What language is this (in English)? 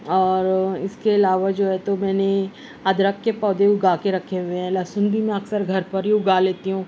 Urdu